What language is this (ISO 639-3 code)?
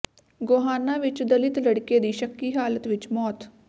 pan